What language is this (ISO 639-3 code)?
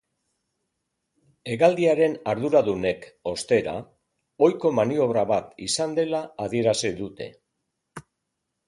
eus